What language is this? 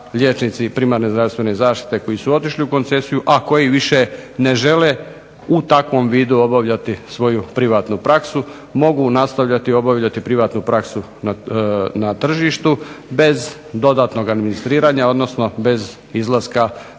Croatian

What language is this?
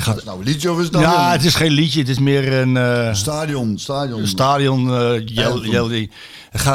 Dutch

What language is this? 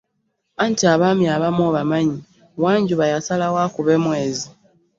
Ganda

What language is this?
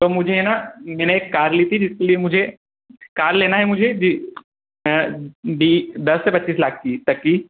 Hindi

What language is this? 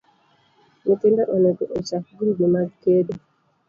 Luo (Kenya and Tanzania)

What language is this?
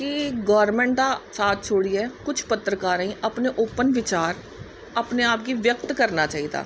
Dogri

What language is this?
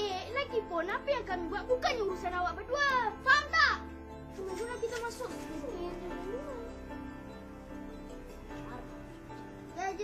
Malay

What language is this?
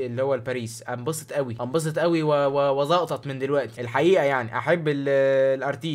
Arabic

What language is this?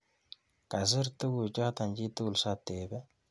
Kalenjin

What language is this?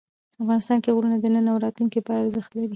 Pashto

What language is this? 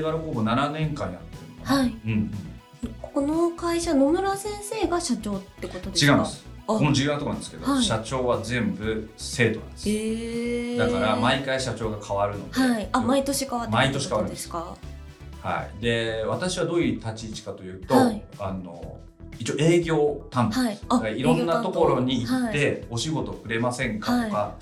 Japanese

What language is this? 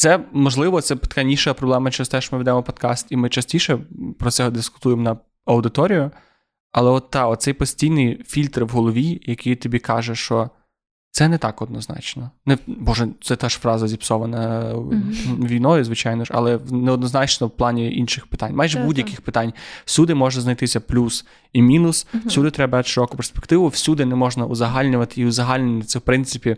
Ukrainian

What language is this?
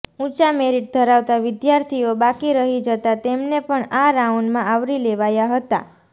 Gujarati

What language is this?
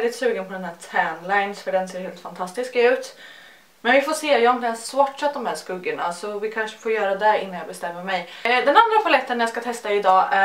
Swedish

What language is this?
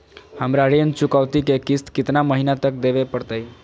Magahi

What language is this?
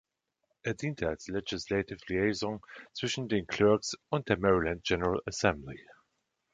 German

